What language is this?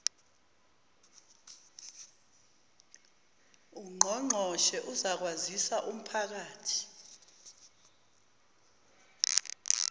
Zulu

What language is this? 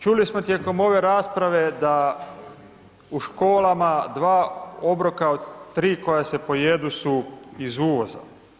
Croatian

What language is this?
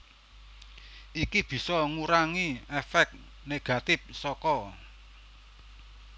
Javanese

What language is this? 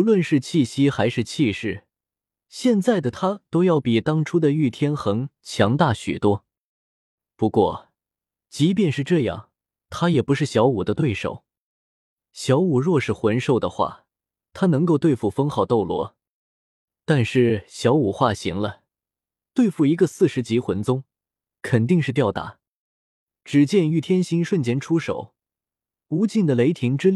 Chinese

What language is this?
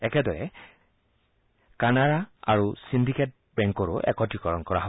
Assamese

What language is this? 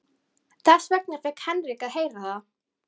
Icelandic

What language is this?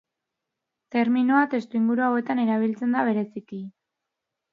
Basque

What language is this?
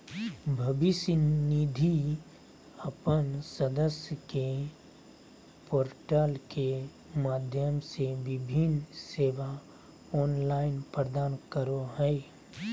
Magahi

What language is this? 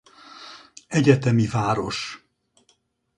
Hungarian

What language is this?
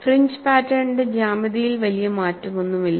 Malayalam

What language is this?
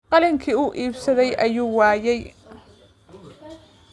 Somali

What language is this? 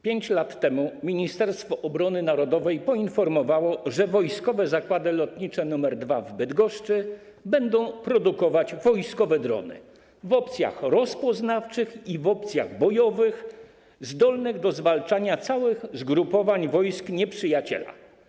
Polish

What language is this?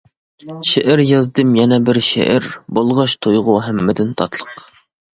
Uyghur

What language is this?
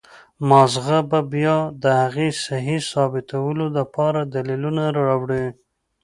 Pashto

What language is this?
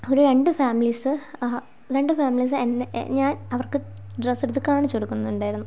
Malayalam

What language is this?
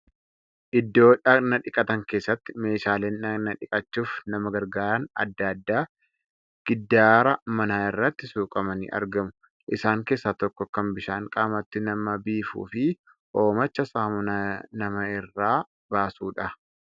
Oromo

